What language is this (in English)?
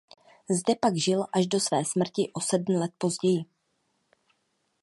Czech